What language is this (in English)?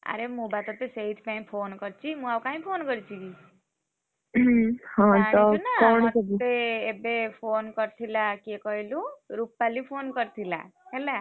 Odia